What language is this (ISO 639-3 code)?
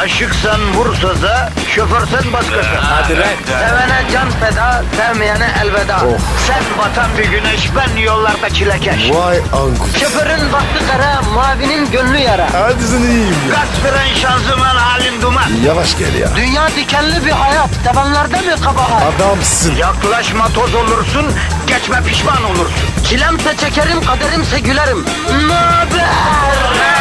tur